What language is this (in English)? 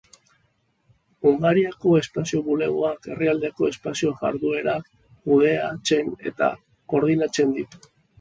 Basque